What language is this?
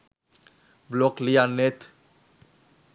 Sinhala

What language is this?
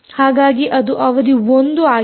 Kannada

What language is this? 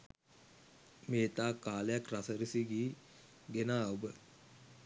Sinhala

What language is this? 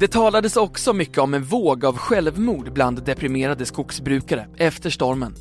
Swedish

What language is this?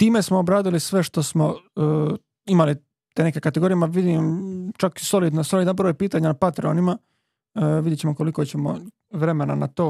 Croatian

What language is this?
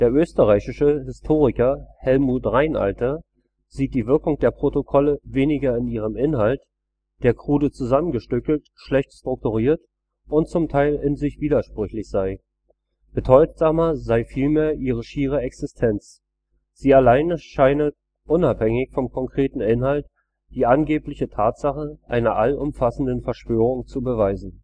German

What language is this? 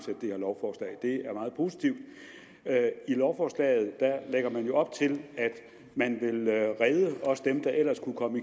Danish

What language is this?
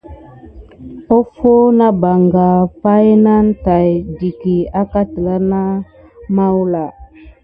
Gidar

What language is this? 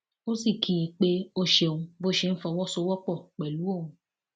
Yoruba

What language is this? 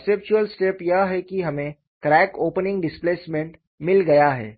Hindi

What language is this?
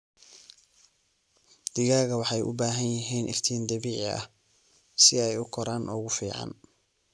Somali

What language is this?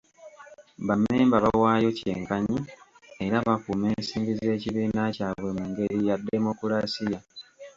Ganda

